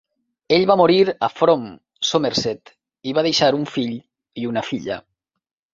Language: Catalan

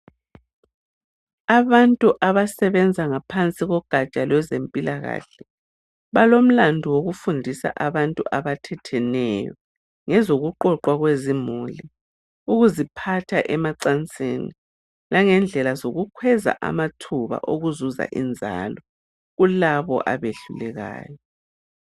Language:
North Ndebele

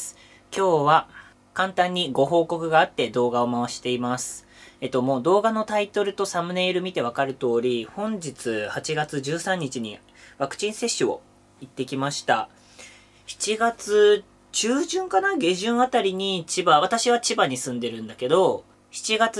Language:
Japanese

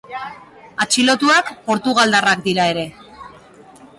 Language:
Basque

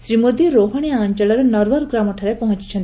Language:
Odia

